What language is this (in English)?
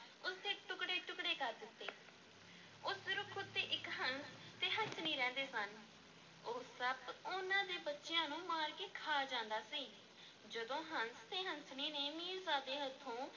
Punjabi